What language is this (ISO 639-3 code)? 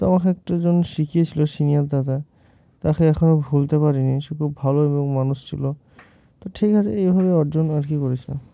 ben